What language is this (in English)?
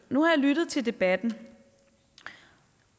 Danish